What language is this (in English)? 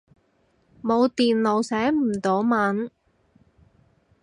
Cantonese